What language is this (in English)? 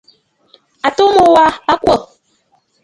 Bafut